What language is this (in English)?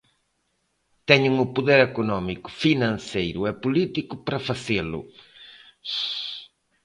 Galician